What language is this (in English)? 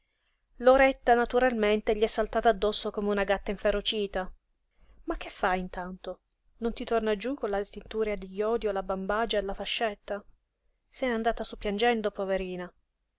Italian